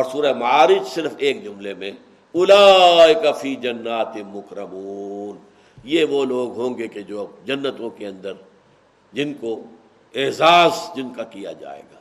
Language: Urdu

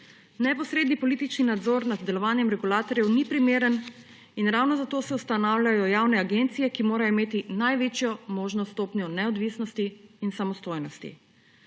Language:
Slovenian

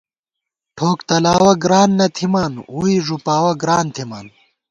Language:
Gawar-Bati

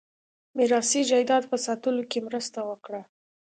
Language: Pashto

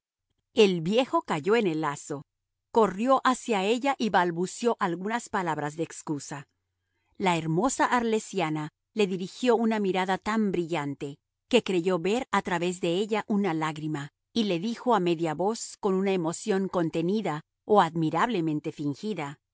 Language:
Spanish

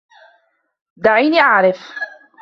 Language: Arabic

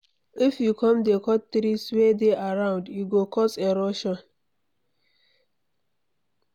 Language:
Nigerian Pidgin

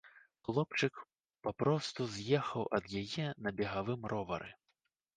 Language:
Belarusian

